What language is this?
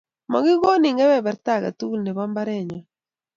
Kalenjin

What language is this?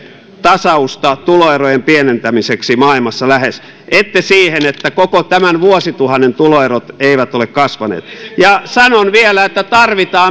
Finnish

